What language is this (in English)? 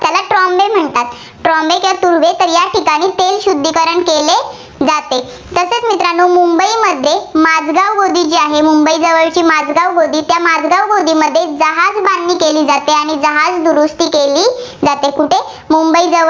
Marathi